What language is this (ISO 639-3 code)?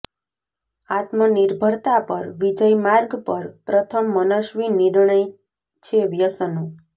guj